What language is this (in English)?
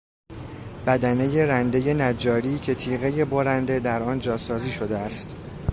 Persian